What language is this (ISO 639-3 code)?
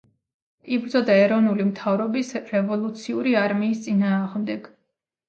kat